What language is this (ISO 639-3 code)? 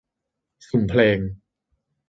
tha